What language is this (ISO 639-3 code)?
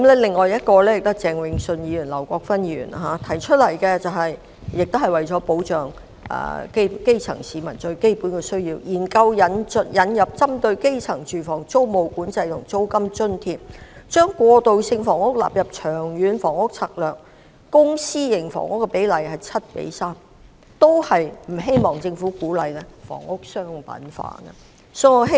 yue